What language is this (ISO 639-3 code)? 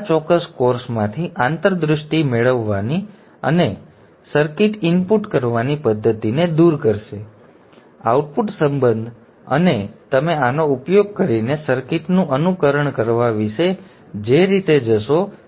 guj